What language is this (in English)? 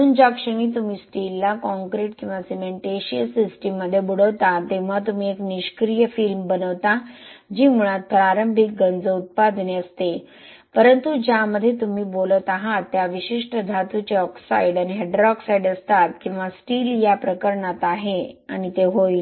Marathi